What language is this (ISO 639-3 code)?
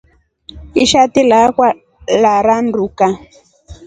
rof